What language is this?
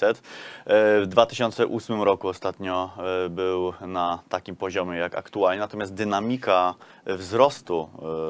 Polish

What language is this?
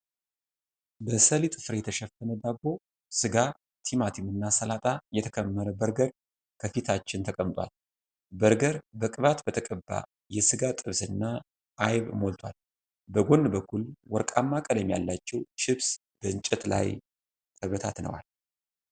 Amharic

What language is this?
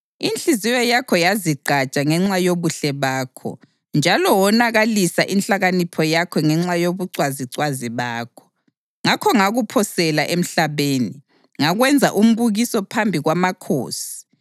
North Ndebele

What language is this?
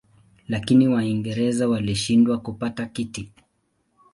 Swahili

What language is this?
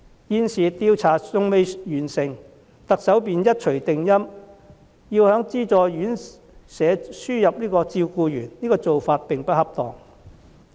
Cantonese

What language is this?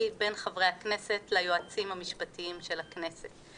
Hebrew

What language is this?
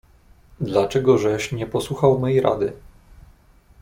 Polish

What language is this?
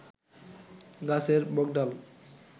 Bangla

